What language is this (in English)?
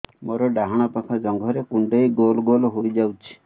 Odia